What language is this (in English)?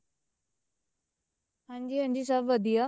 Punjabi